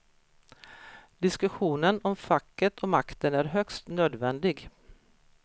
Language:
Swedish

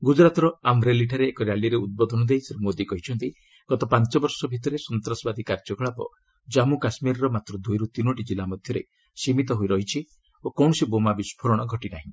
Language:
Odia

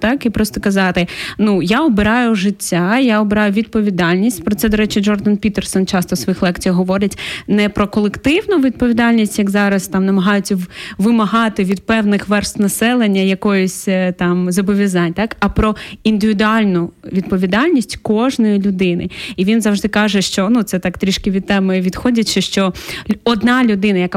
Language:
Ukrainian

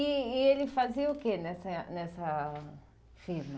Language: Portuguese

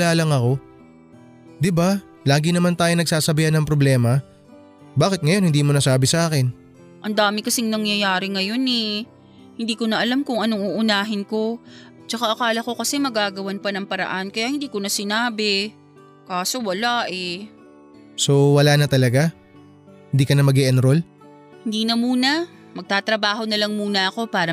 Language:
Filipino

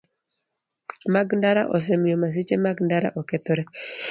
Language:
Luo (Kenya and Tanzania)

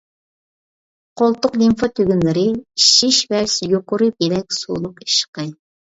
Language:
Uyghur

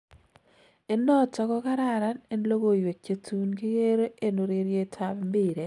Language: Kalenjin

